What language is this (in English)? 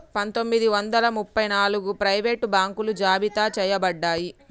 Telugu